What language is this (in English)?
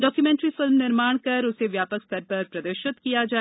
Hindi